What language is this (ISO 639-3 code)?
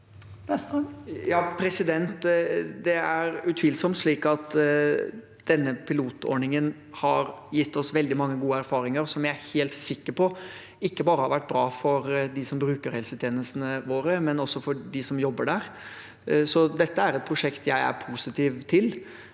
nor